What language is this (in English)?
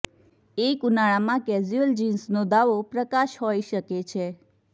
Gujarati